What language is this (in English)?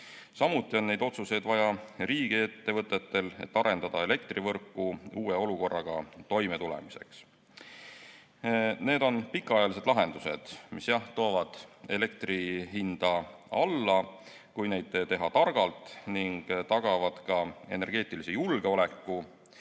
Estonian